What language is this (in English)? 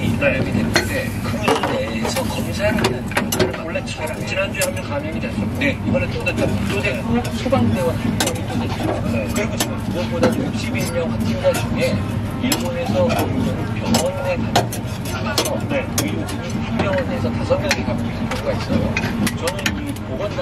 Korean